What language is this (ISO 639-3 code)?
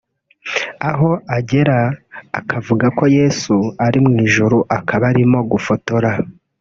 kin